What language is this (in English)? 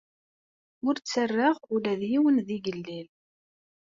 Kabyle